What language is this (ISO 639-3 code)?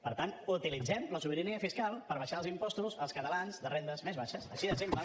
cat